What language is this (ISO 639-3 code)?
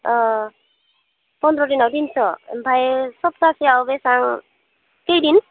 brx